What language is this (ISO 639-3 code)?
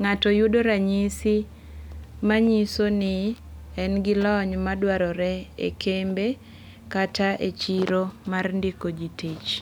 luo